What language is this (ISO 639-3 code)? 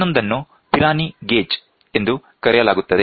kan